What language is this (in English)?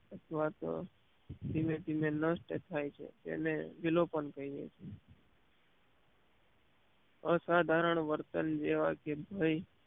Gujarati